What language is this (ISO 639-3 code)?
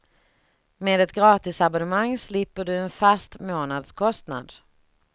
swe